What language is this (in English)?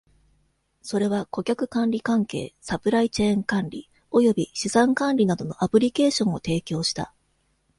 Japanese